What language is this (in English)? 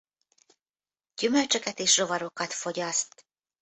Hungarian